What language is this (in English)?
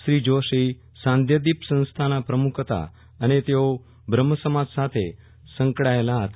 Gujarati